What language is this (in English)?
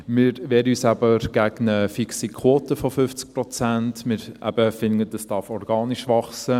Swiss German